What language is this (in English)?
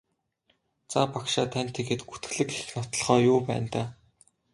Mongolian